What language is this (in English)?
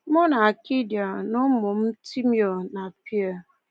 Igbo